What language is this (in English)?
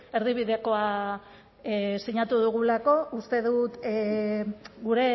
Basque